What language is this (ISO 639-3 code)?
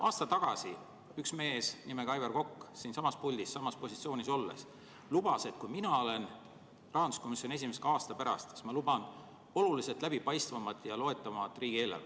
est